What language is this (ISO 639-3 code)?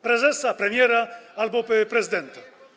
pol